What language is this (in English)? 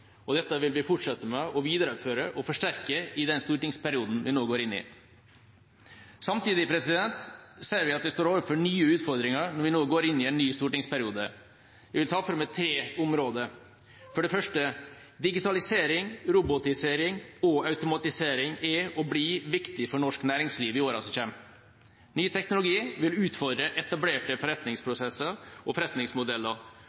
Norwegian Bokmål